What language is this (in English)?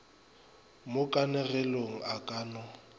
Northern Sotho